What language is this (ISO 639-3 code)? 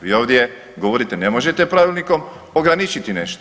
hrv